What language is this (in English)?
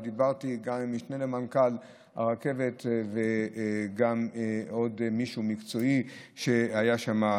Hebrew